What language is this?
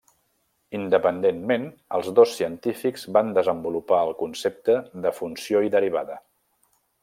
Catalan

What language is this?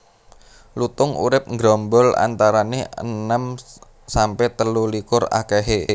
Javanese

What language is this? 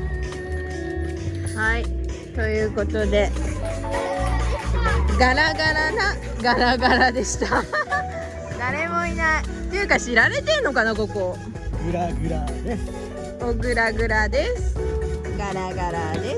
Japanese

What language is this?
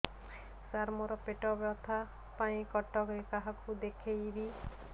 Odia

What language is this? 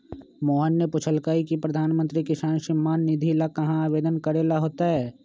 Magahi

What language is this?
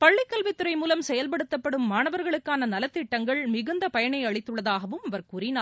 Tamil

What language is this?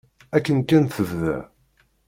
Kabyle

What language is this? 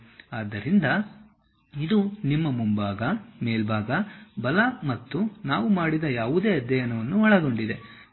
Kannada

